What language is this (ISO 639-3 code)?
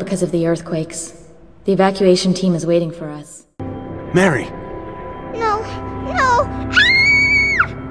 deu